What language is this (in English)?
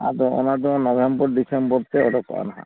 Santali